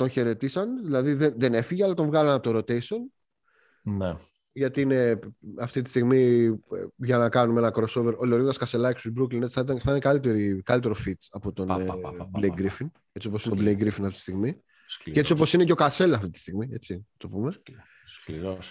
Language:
Greek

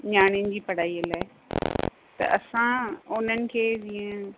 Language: Sindhi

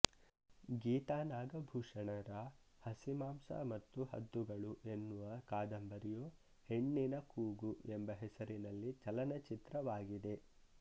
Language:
Kannada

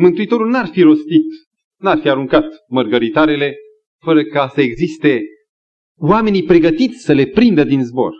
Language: Romanian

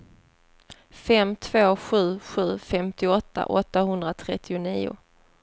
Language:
Swedish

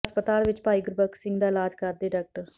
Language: Punjabi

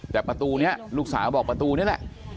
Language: Thai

